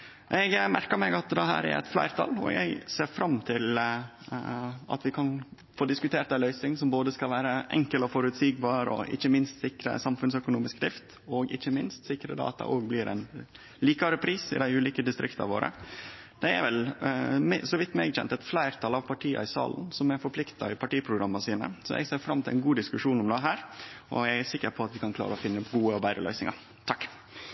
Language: Norwegian Nynorsk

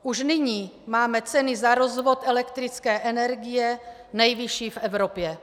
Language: Czech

